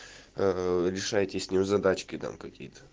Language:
Russian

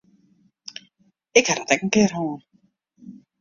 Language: Western Frisian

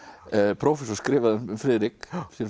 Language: Icelandic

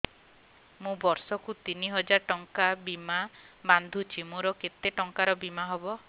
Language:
Odia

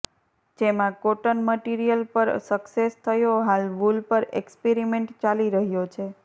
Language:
Gujarati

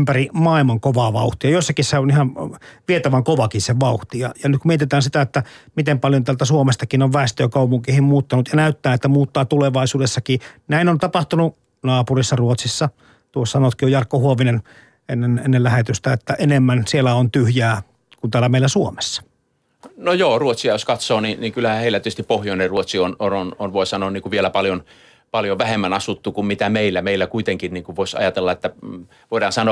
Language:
Finnish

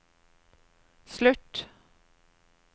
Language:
Norwegian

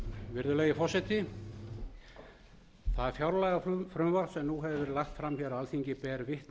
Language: Icelandic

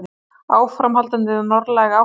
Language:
Icelandic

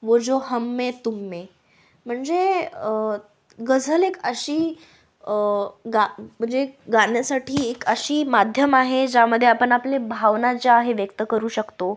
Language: Marathi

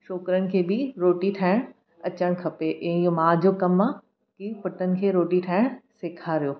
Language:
Sindhi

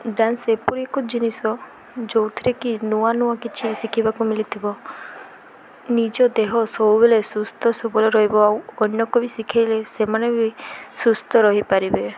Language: Odia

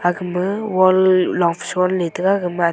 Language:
Wancho Naga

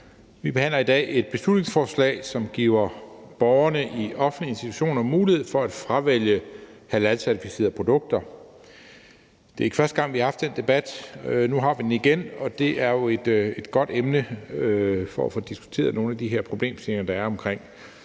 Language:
Danish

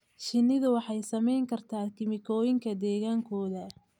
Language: Somali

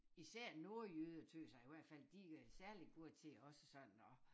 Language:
Danish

